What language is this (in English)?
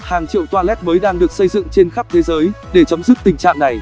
Vietnamese